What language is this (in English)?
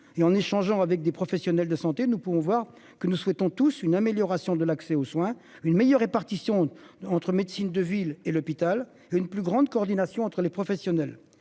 French